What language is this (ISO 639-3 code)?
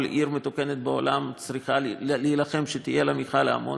heb